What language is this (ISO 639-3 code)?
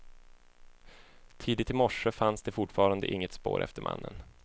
swe